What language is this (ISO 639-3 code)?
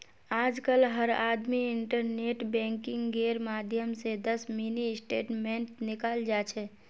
mag